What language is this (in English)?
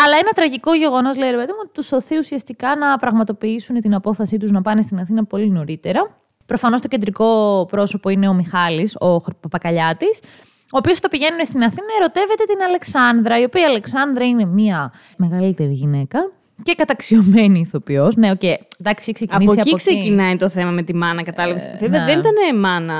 Greek